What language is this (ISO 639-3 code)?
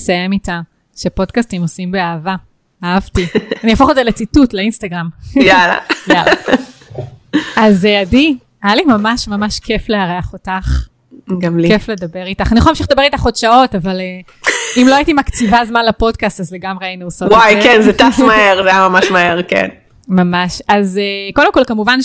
heb